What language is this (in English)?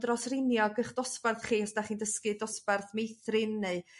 Welsh